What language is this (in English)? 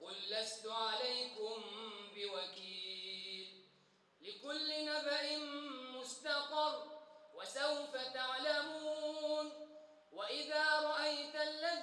Arabic